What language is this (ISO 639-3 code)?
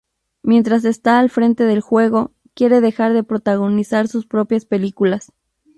spa